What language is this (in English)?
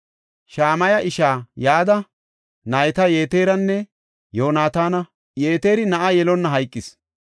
Gofa